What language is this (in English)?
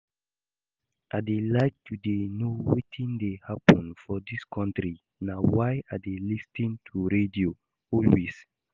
Nigerian Pidgin